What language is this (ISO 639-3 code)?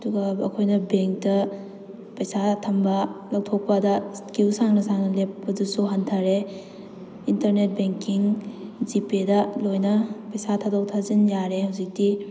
mni